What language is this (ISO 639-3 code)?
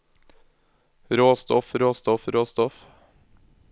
nor